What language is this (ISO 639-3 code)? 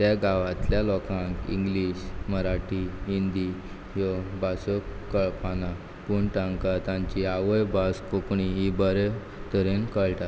kok